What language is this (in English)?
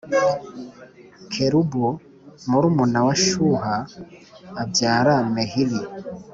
Kinyarwanda